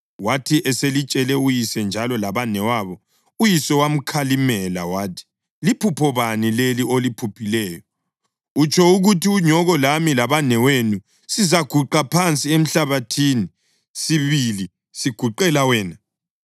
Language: North Ndebele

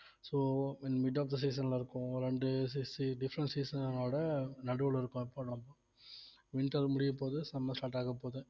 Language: Tamil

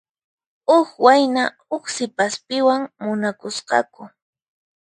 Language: Puno Quechua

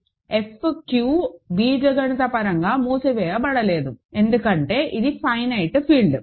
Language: Telugu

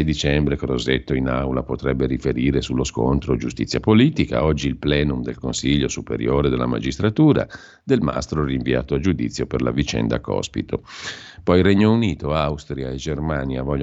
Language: Italian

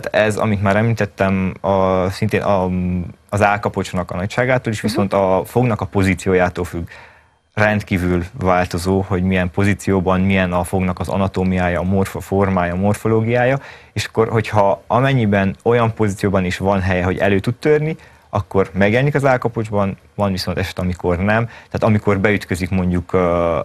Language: Hungarian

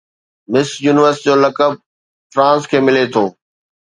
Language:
Sindhi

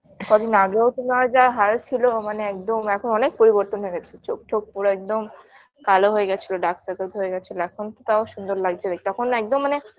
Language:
Bangla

